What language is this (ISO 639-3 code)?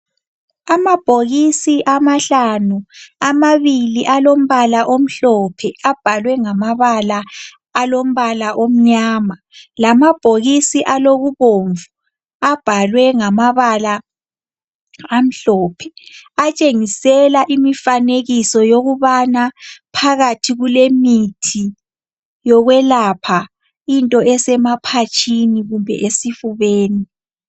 nde